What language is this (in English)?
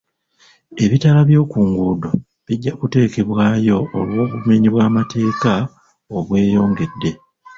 Ganda